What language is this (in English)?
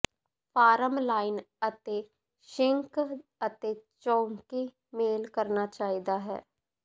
Punjabi